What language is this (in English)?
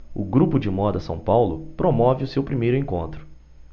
Portuguese